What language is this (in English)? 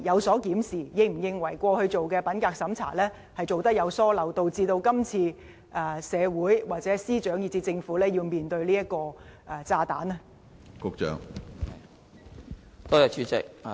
Cantonese